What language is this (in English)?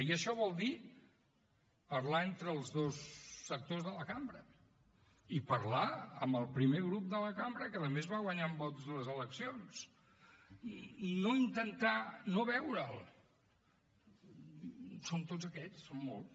Catalan